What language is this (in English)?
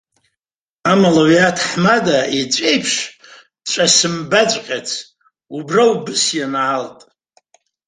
Abkhazian